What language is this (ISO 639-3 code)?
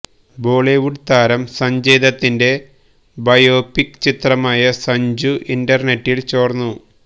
mal